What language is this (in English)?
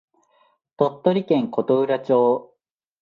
Japanese